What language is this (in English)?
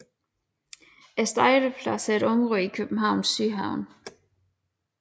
Danish